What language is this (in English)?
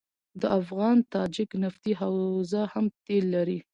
Pashto